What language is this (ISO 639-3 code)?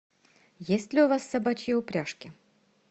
rus